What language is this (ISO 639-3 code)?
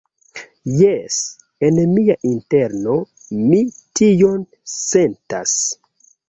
epo